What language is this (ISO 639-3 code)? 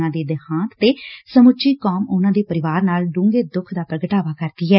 pan